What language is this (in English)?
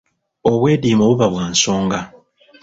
Ganda